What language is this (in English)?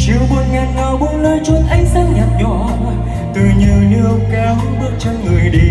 Vietnamese